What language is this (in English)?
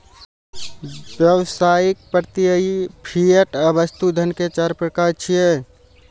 Maithili